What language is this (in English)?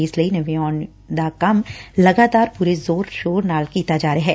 Punjabi